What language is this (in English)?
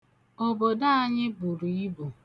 Igbo